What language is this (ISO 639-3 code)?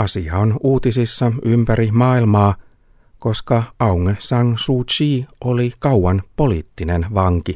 fin